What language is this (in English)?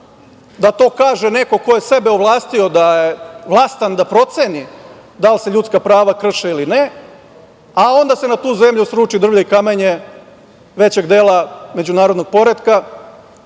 Serbian